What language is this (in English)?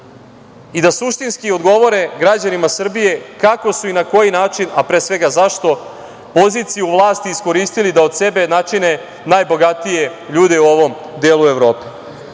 Serbian